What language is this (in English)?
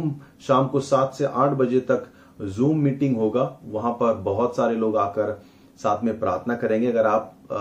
Hindi